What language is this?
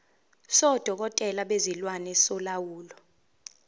Zulu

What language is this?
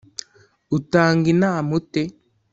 Kinyarwanda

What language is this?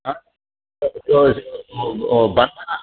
Sanskrit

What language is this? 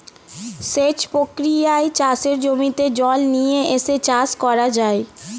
Bangla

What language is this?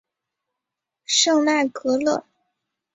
Chinese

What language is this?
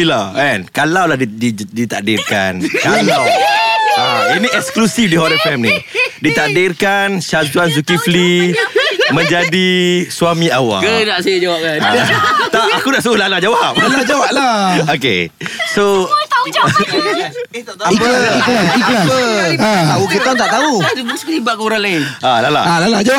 Malay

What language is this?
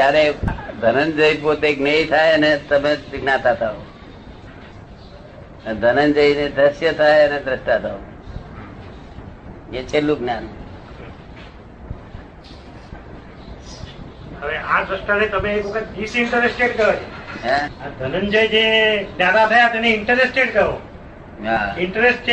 Gujarati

